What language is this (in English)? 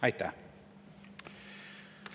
Estonian